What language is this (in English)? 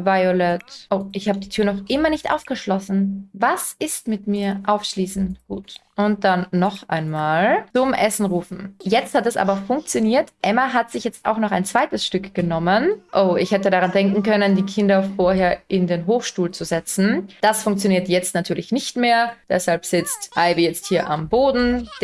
German